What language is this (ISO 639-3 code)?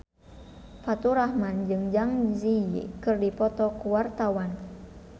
sun